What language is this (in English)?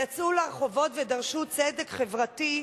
Hebrew